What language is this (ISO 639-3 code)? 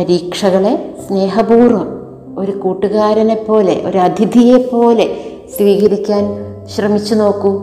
mal